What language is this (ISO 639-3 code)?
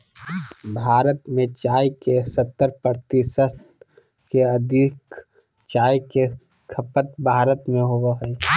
mag